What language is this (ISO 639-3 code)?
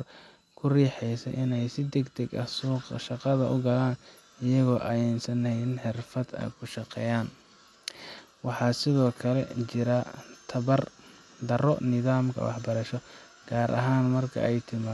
som